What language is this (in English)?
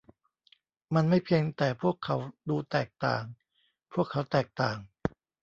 Thai